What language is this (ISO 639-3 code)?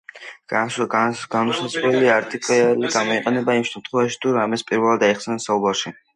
kat